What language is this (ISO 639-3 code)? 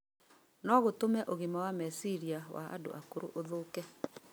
kik